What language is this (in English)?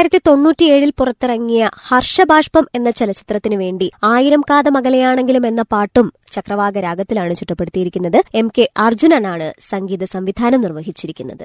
Malayalam